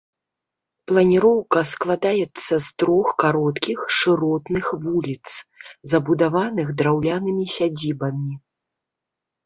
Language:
Belarusian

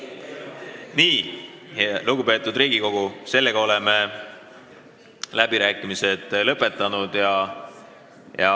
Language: Estonian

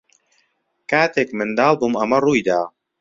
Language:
Central Kurdish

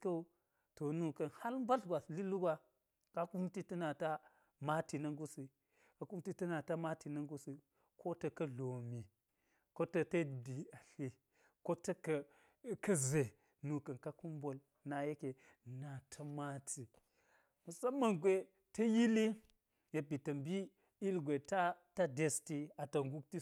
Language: Geji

